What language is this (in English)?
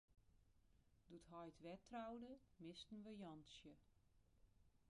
Western Frisian